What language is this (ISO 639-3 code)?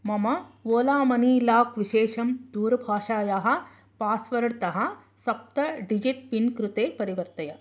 san